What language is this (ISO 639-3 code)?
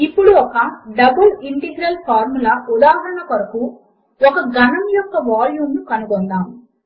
tel